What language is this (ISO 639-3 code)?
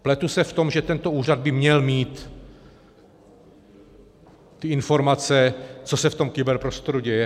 ces